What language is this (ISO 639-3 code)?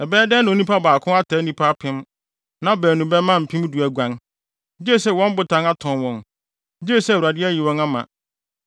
aka